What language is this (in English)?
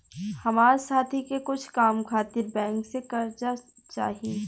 Bhojpuri